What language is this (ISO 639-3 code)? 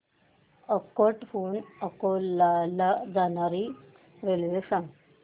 mar